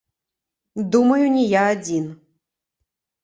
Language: Belarusian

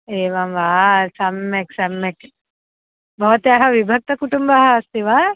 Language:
Sanskrit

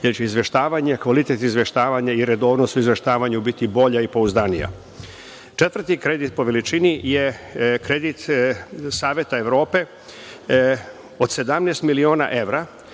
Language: Serbian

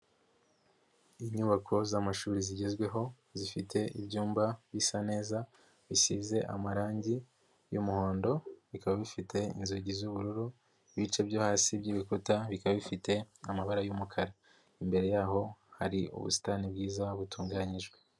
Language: Kinyarwanda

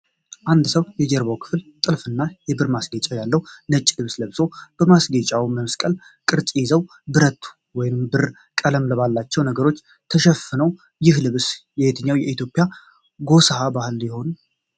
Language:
Amharic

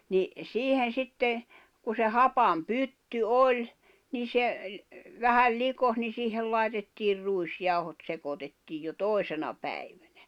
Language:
Finnish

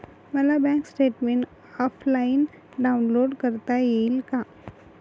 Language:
Marathi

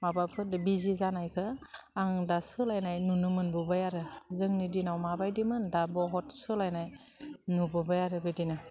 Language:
Bodo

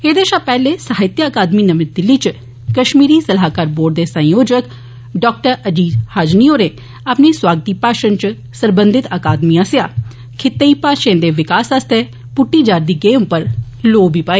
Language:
Dogri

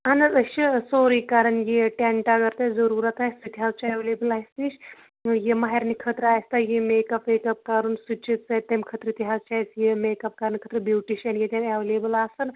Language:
Kashmiri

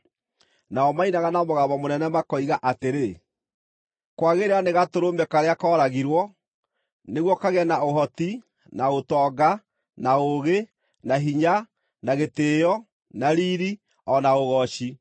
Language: Kikuyu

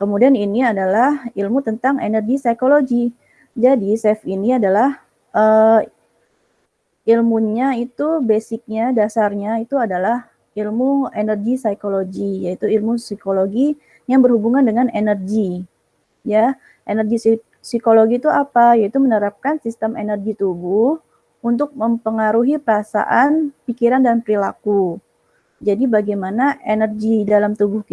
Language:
Indonesian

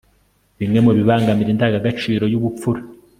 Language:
Kinyarwanda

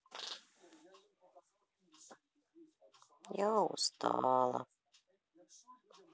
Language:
Russian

